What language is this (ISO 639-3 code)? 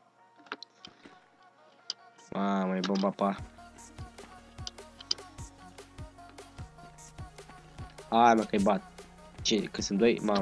ron